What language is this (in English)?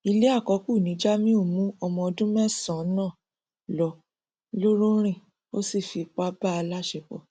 Yoruba